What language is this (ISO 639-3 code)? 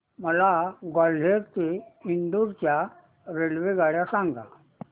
mar